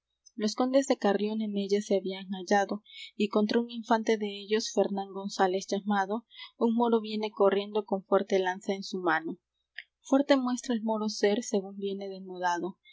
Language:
Spanish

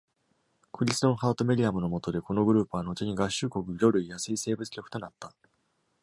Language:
Japanese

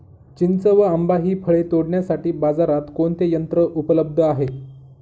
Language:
Marathi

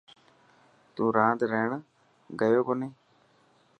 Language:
Dhatki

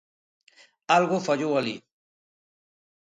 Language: Galician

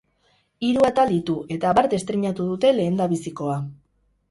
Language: Basque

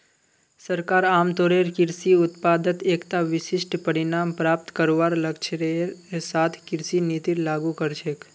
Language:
Magahi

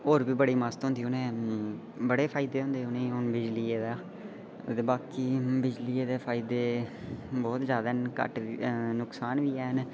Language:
Dogri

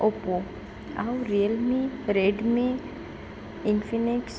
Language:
Odia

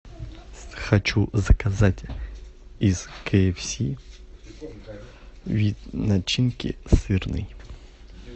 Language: Russian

